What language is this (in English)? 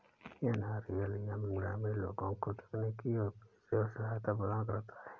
Hindi